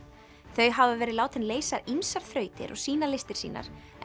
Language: Icelandic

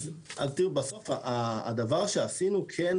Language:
Hebrew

